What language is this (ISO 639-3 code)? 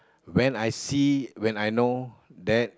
eng